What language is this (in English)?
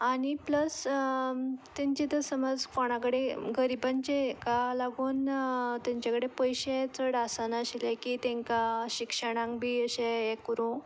Konkani